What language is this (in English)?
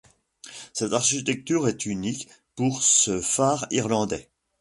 French